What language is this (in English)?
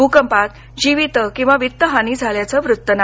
Marathi